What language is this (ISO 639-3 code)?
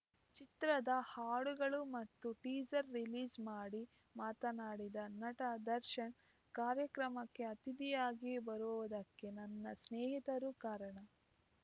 kan